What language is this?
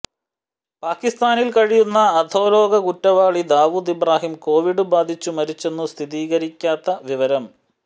Malayalam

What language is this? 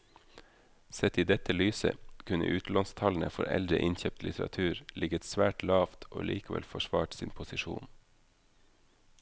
Norwegian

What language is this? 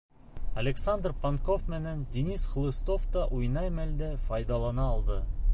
Bashkir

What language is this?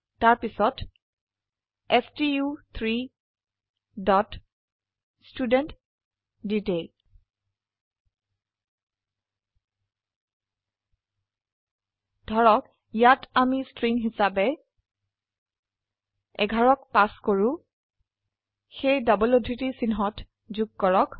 Assamese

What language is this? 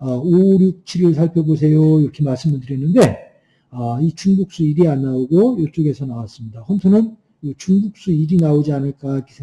Korean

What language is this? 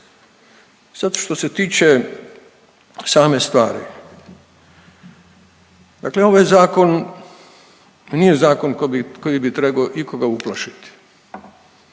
Croatian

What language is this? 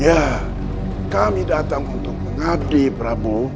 Indonesian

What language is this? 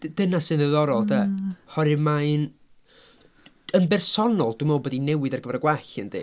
Welsh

